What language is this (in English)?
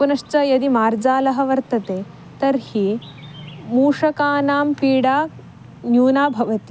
Sanskrit